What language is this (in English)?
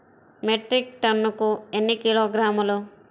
Telugu